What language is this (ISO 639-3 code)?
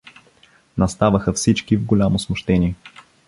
bul